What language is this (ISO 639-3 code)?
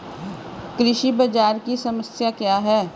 hin